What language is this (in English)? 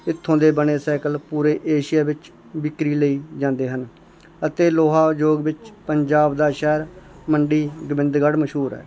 Punjabi